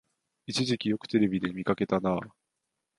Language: Japanese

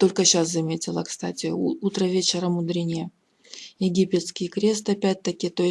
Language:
Russian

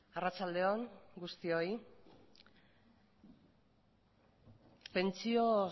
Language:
Basque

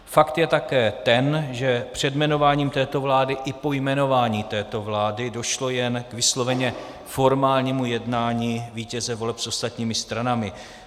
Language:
Czech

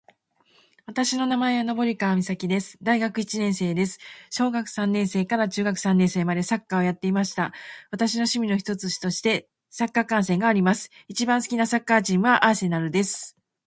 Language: Japanese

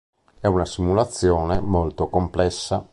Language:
Italian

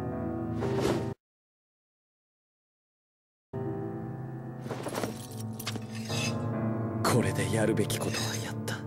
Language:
Japanese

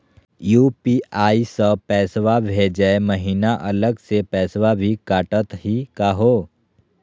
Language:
Magahi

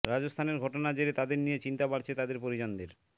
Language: Bangla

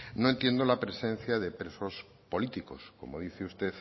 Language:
Spanish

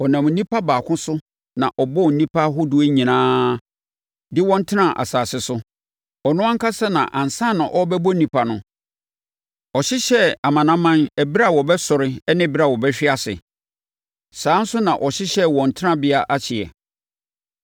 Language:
Akan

